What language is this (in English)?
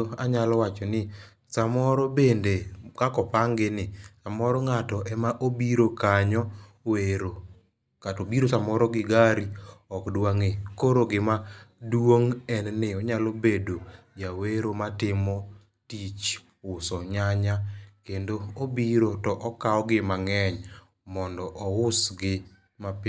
Luo (Kenya and Tanzania)